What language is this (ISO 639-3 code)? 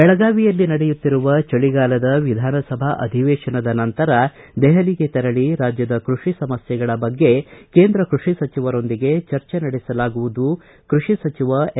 kan